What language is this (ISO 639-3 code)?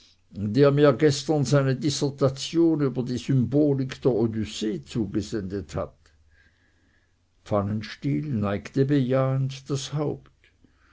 deu